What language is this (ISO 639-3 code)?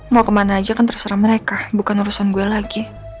ind